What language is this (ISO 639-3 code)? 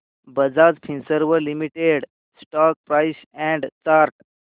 mar